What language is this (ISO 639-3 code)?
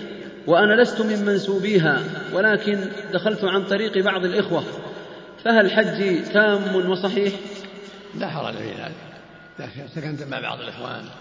ara